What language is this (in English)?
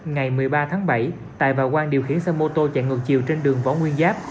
Vietnamese